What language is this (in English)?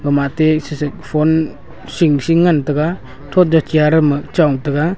Wancho Naga